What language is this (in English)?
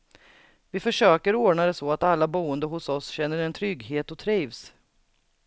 Swedish